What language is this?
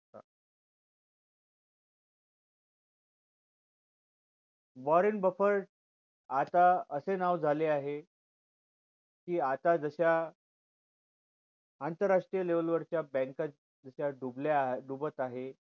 Marathi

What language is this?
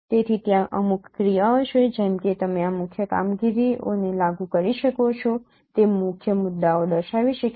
Gujarati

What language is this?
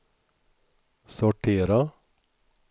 Swedish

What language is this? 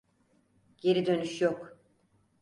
Turkish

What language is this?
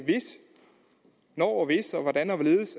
Danish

